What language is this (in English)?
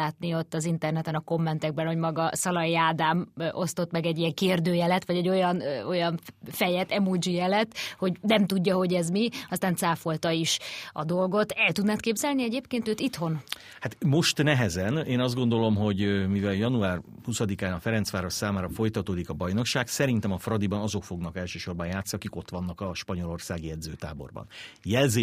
Hungarian